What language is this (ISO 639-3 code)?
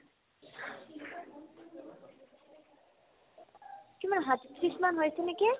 asm